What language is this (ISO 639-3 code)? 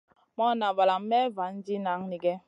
mcn